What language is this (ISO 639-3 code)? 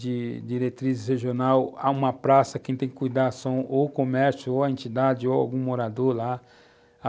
por